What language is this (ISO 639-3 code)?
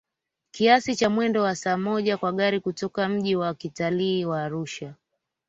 swa